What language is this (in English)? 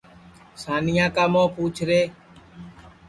Sansi